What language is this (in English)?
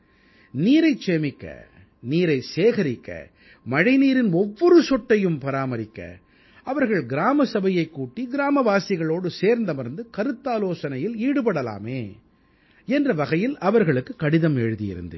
Tamil